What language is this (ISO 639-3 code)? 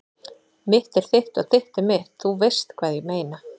isl